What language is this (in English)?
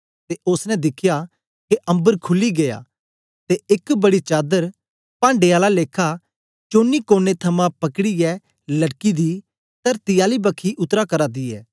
Dogri